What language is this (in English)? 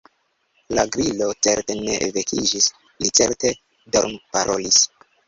Esperanto